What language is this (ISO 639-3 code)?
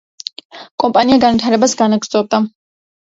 kat